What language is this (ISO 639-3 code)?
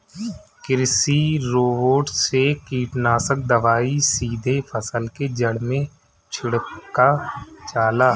bho